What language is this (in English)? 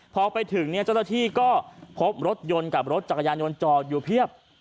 Thai